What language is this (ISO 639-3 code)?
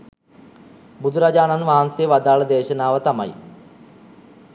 sin